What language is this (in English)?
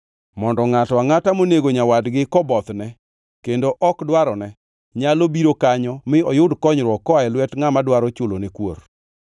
Luo (Kenya and Tanzania)